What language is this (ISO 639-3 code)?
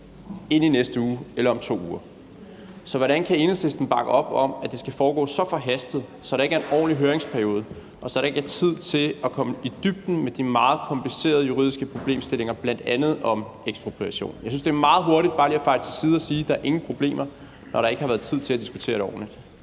dan